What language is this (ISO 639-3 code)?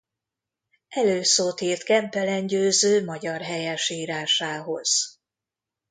hun